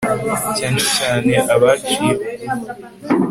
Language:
Kinyarwanda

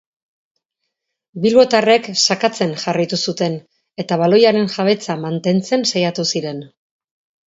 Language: Basque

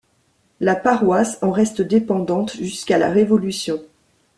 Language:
French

